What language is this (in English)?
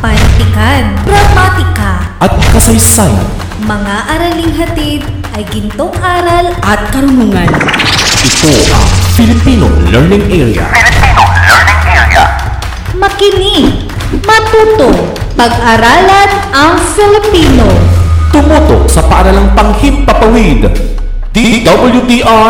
Filipino